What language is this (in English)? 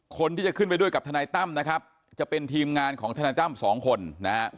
Thai